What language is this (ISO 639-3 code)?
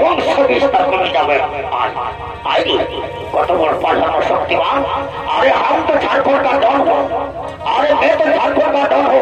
ben